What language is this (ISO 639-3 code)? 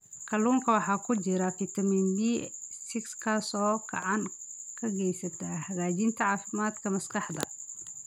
som